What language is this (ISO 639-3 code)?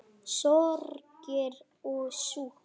isl